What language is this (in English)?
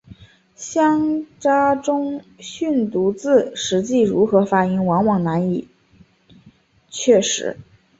Chinese